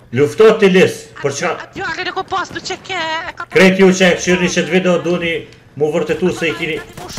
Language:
Romanian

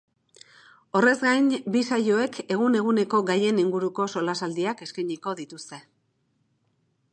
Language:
Basque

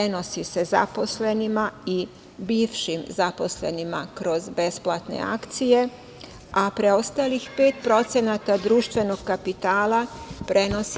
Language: Serbian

